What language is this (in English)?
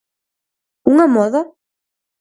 Galician